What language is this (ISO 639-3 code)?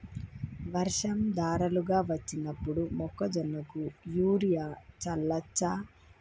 tel